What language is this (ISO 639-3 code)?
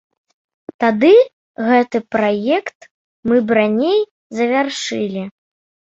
bel